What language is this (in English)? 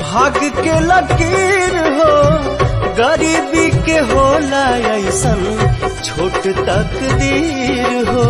Hindi